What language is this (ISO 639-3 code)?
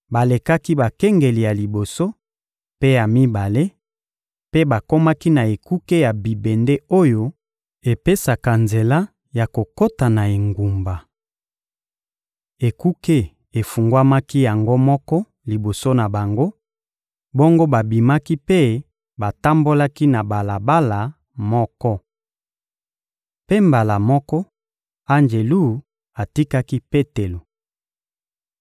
lin